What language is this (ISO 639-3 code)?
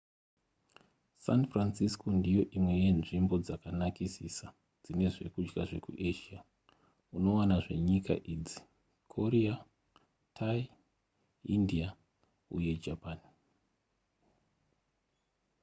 sna